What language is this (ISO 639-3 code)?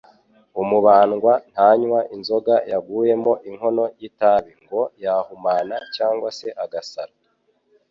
kin